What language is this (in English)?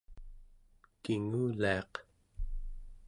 Central Yupik